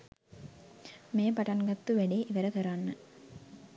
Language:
Sinhala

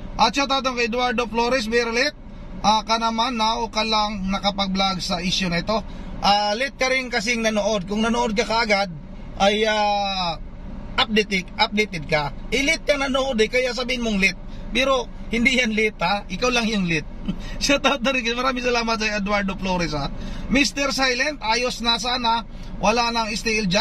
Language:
Filipino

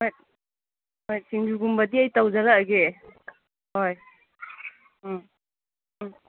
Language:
Manipuri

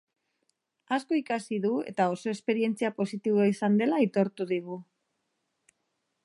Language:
Basque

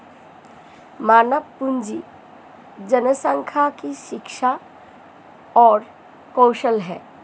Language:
Hindi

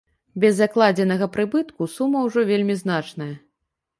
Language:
Belarusian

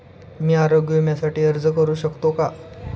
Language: Marathi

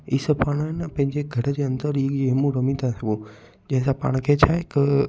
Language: Sindhi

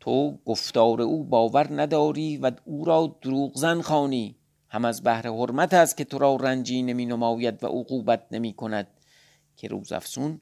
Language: Persian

